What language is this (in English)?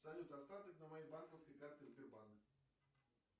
Russian